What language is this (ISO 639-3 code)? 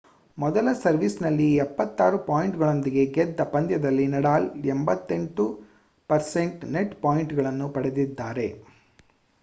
kan